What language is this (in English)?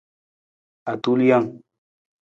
Nawdm